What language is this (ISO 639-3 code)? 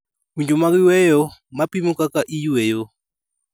luo